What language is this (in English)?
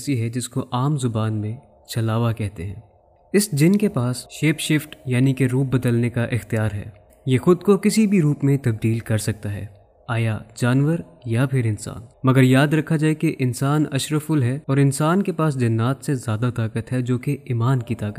Urdu